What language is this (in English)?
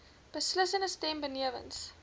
Afrikaans